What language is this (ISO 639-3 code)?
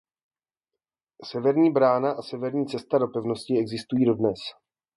ces